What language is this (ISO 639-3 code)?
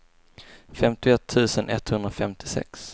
swe